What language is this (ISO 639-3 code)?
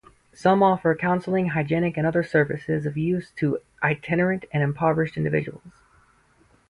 eng